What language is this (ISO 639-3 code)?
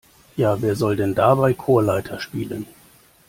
deu